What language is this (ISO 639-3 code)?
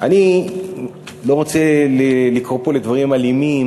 heb